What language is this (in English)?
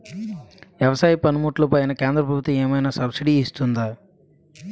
Telugu